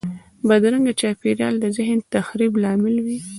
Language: Pashto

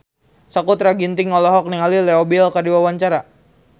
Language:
Sundanese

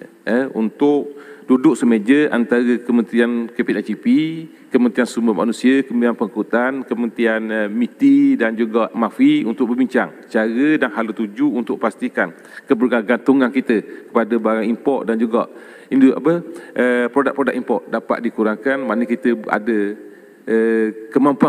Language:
Malay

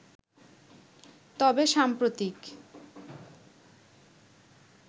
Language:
Bangla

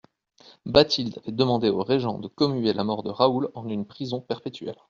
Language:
French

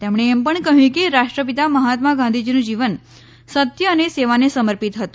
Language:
Gujarati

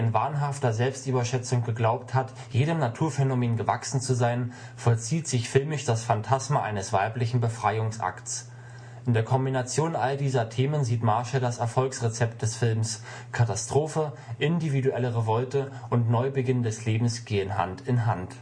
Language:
German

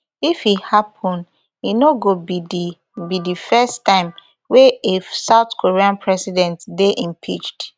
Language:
Nigerian Pidgin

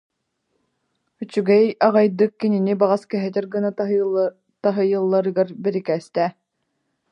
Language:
Yakut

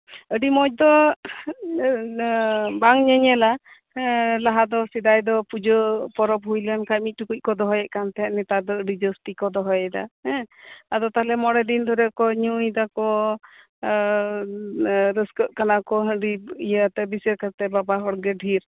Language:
Santali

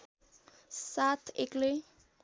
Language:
Nepali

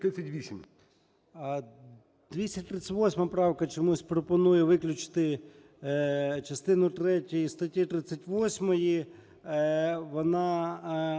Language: Ukrainian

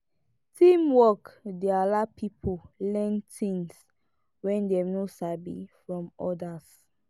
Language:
Nigerian Pidgin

